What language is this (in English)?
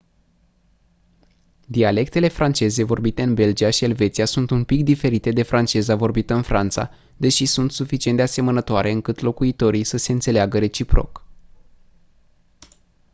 Romanian